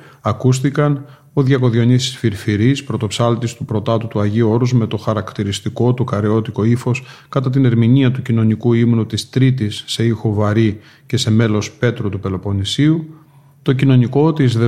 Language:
Greek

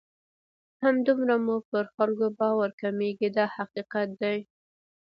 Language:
Pashto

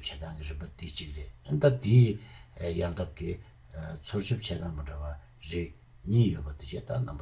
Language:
Turkish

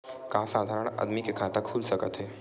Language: Chhattisgarhi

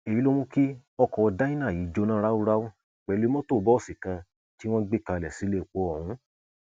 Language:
Yoruba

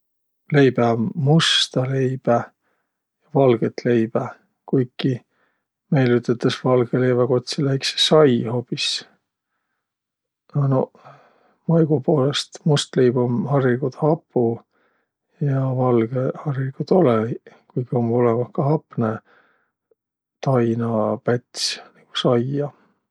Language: Võro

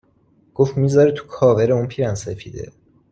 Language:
Persian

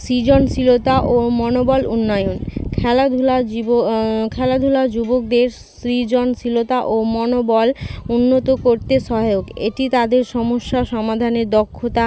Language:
Bangla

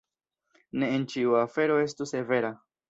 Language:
Esperanto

